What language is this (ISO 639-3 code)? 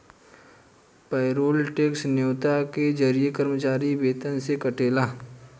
bho